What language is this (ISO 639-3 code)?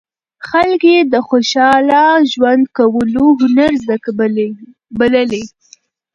pus